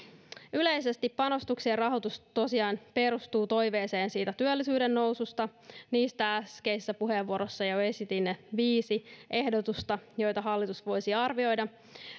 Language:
Finnish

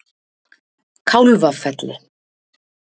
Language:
Icelandic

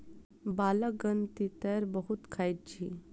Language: Maithili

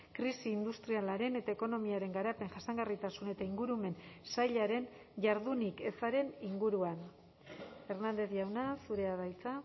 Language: Basque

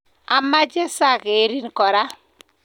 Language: Kalenjin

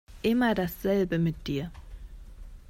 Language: German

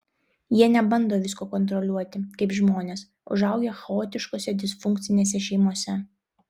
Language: Lithuanian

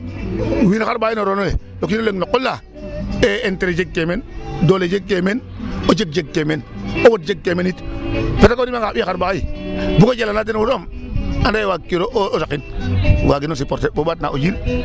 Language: Serer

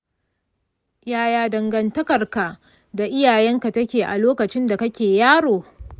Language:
Hausa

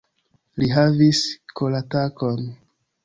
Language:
Esperanto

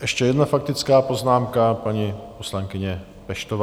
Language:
Czech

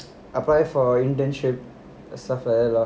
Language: English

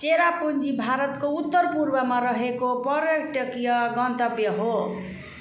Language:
Nepali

